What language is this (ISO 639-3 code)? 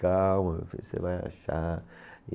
por